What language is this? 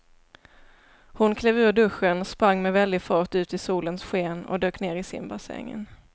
Swedish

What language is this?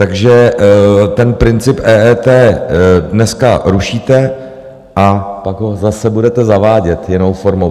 Czech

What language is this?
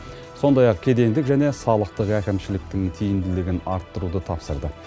Kazakh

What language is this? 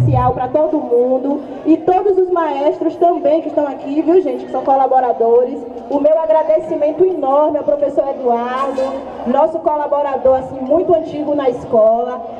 Portuguese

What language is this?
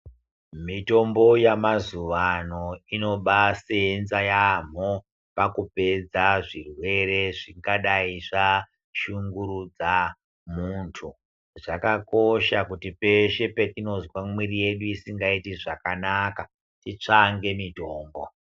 Ndau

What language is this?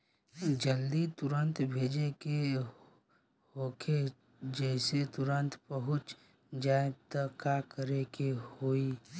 Bhojpuri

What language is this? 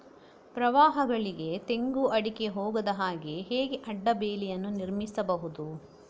Kannada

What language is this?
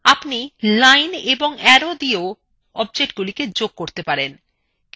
Bangla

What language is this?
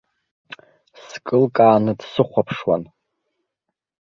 Abkhazian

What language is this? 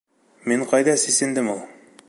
Bashkir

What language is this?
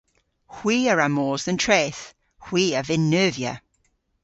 Cornish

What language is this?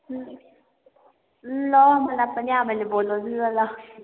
Nepali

